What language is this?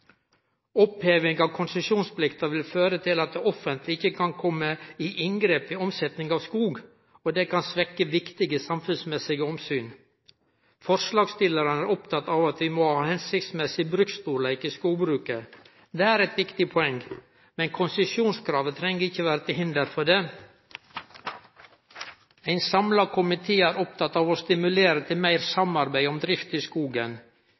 Norwegian Nynorsk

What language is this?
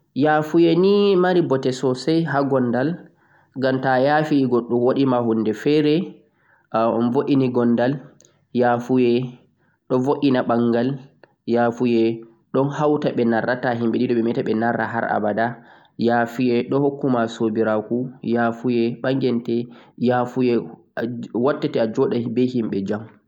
Central-Eastern Niger Fulfulde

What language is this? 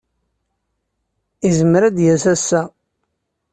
Kabyle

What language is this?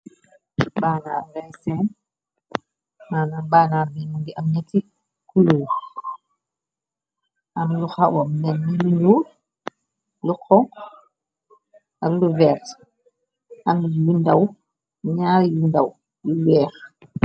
Wolof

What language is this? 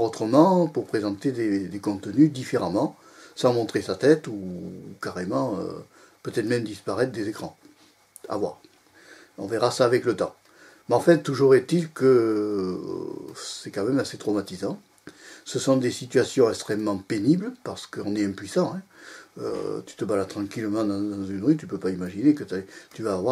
French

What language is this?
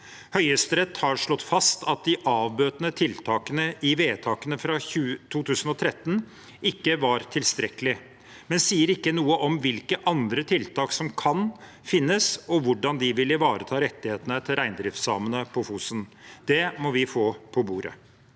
Norwegian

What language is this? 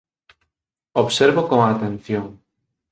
Galician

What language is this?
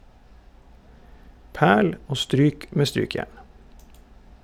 Norwegian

